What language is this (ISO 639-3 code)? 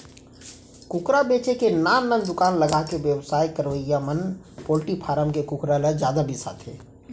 hne